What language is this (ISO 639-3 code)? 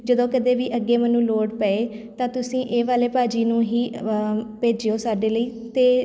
pan